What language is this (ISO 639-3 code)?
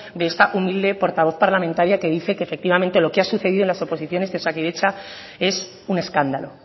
spa